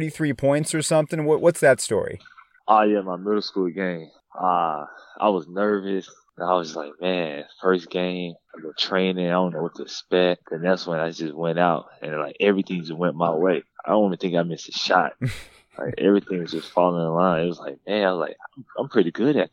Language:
English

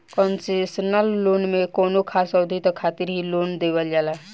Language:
Bhojpuri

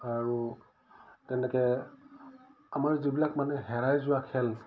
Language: Assamese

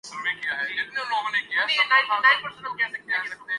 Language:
Urdu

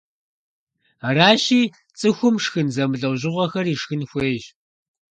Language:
Kabardian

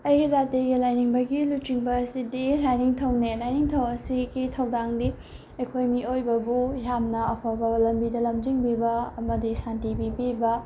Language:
Manipuri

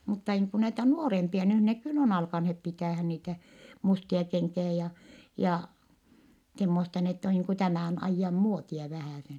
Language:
Finnish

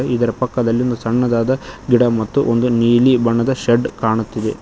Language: Kannada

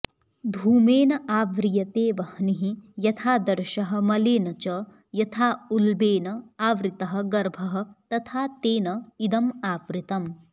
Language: Sanskrit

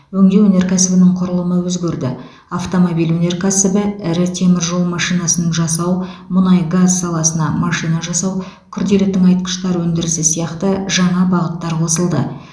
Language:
Kazakh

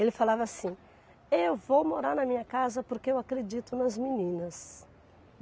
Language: Portuguese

